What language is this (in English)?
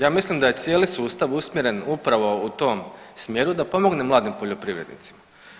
Croatian